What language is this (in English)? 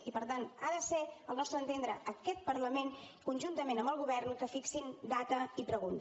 Catalan